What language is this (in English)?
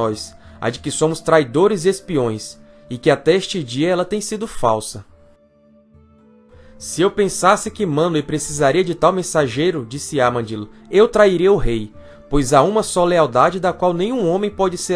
Portuguese